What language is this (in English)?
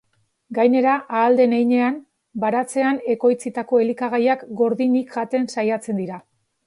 Basque